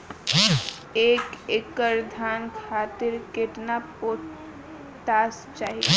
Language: Bhojpuri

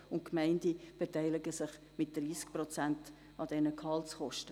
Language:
Swiss German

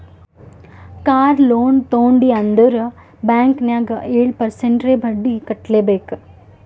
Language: Kannada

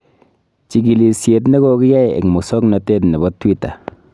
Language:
Kalenjin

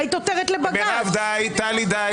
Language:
Hebrew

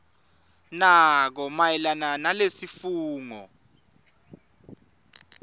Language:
Swati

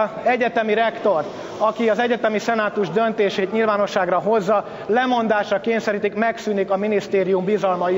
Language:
Hungarian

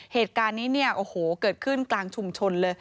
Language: Thai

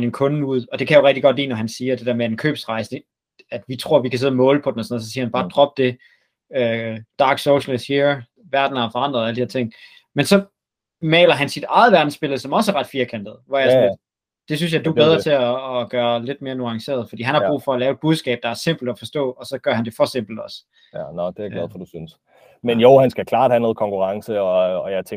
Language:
Danish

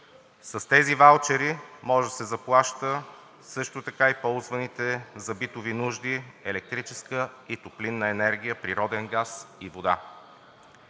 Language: Bulgarian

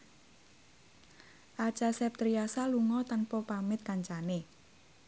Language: Javanese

